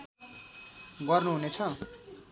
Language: Nepali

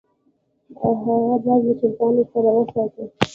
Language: Pashto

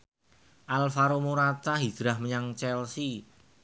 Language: Javanese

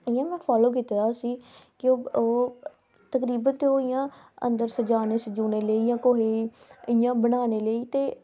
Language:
Dogri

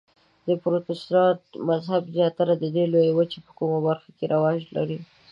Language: Pashto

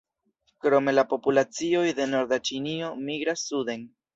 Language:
Esperanto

